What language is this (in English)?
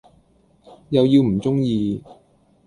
Cantonese